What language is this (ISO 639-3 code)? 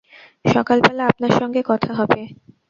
ben